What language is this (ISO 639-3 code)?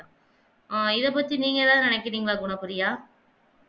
tam